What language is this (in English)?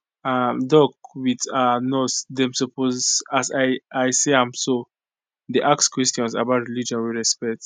Nigerian Pidgin